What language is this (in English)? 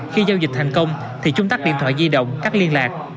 Vietnamese